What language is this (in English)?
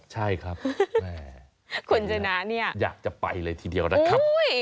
Thai